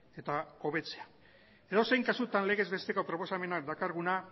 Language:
Basque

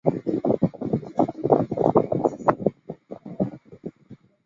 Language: Chinese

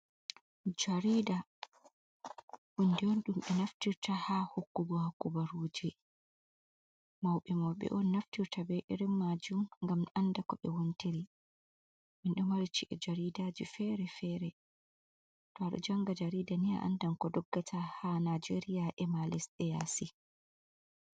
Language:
Fula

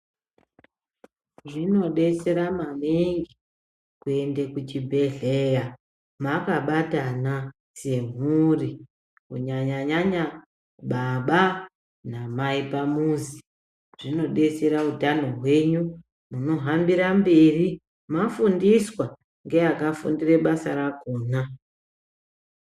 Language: Ndau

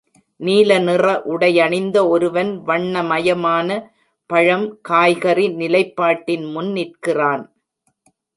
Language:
Tamil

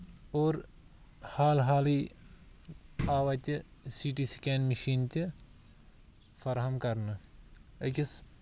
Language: Kashmiri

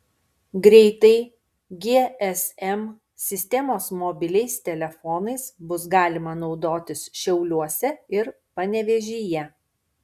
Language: Lithuanian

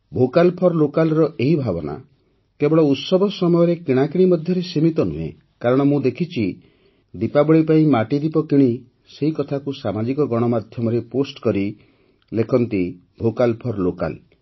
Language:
Odia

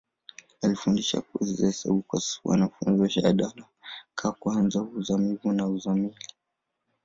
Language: Swahili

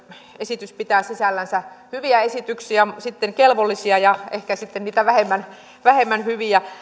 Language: Finnish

